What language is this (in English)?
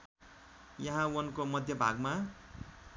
Nepali